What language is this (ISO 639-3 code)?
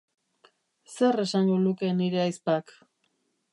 eus